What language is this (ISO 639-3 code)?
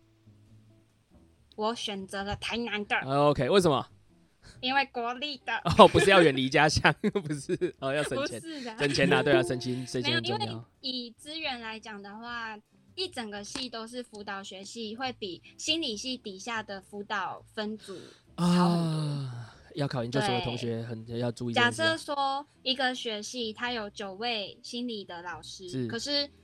zho